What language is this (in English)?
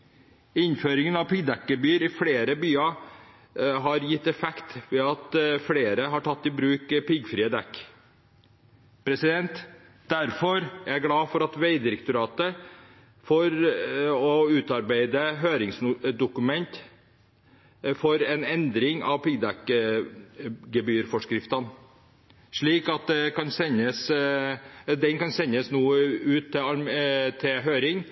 Norwegian Bokmål